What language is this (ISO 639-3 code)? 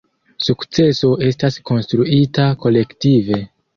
epo